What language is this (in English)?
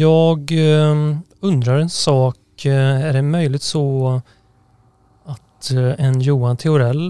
Swedish